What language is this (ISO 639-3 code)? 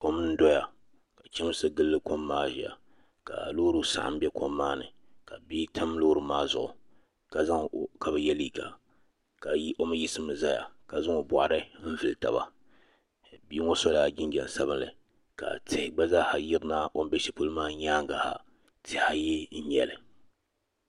dag